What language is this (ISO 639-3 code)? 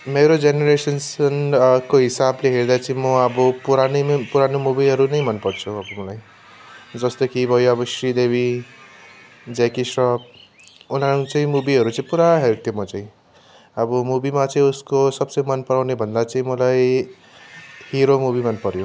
nep